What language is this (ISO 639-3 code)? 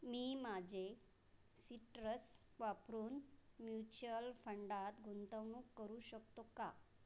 mar